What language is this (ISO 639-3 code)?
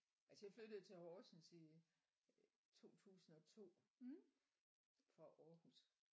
dan